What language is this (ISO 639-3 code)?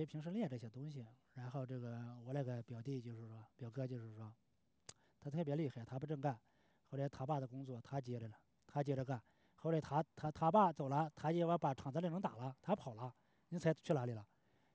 zho